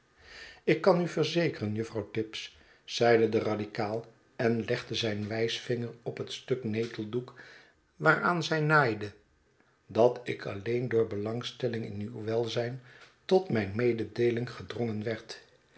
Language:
Dutch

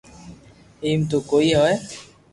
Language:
Loarki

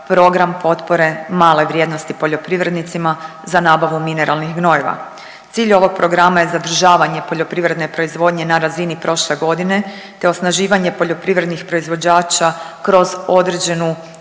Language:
Croatian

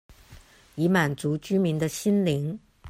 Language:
Chinese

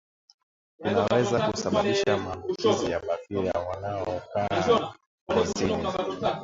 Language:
Swahili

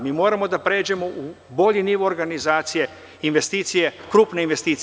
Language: Serbian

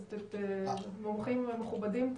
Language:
Hebrew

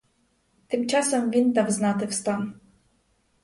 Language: Ukrainian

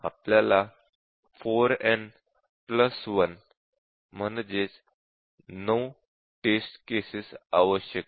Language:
Marathi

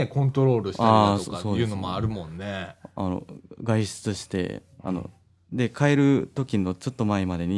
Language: Japanese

